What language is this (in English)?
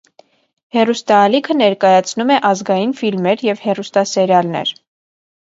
Armenian